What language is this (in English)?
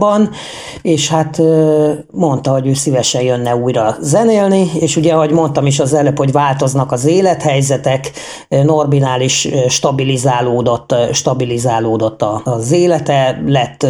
Hungarian